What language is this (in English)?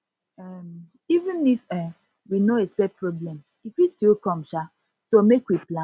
Nigerian Pidgin